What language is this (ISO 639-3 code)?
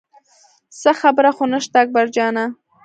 pus